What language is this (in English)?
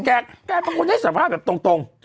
Thai